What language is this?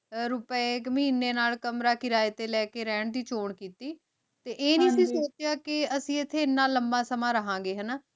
Punjabi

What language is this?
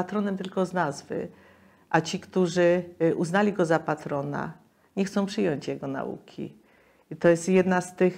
Polish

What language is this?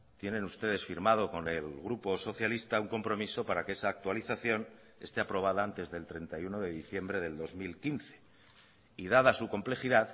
Spanish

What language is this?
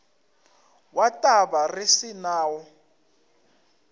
Northern Sotho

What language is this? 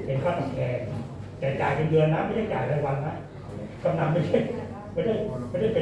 Thai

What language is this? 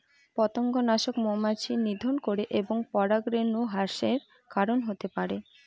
Bangla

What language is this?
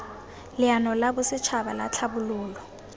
Tswana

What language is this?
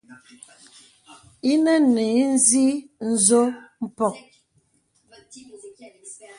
Bebele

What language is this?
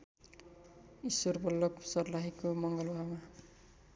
Nepali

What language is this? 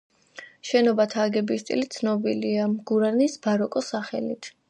Georgian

